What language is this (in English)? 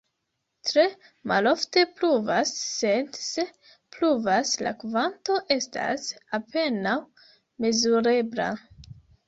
Esperanto